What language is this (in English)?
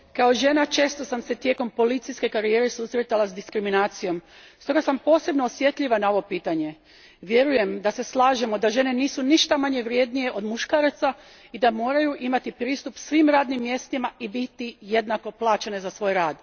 Croatian